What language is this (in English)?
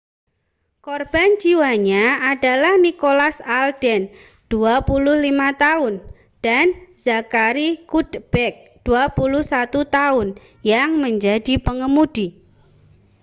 Indonesian